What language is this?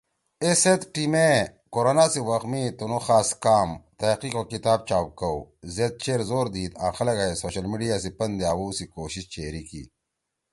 Torwali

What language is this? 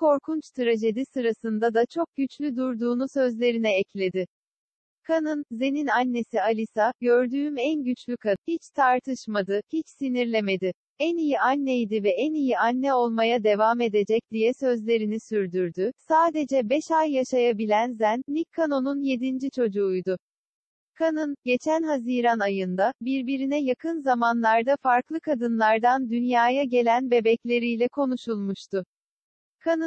Turkish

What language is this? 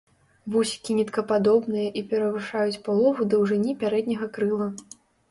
Belarusian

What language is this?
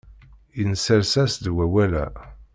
Kabyle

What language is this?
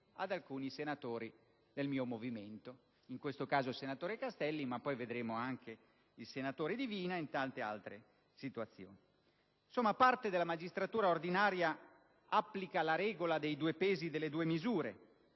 Italian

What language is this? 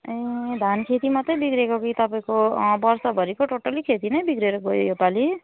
Nepali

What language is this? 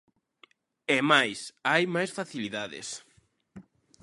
Galician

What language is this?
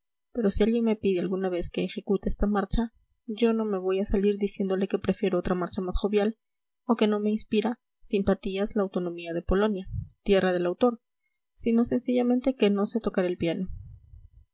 Spanish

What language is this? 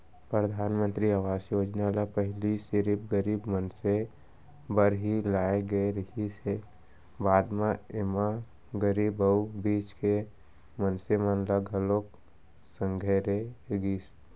Chhattisgarhi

